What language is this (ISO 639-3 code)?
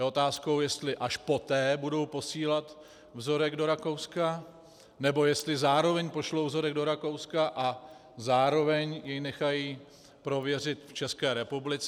ces